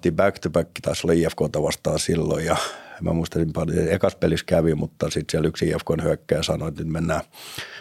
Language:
Finnish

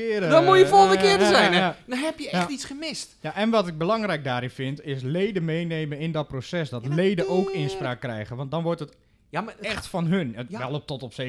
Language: Dutch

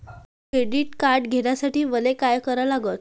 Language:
Marathi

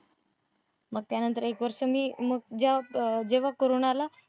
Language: Marathi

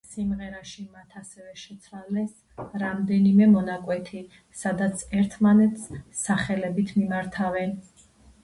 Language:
Georgian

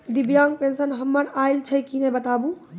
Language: Maithili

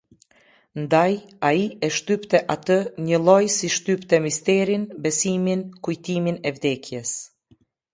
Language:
Albanian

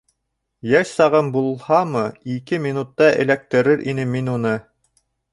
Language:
Bashkir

